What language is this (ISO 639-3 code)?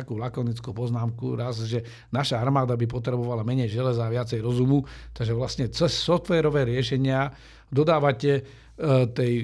slk